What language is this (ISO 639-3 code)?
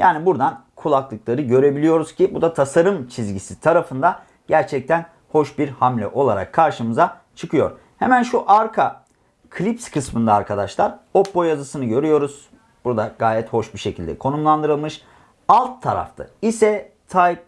tur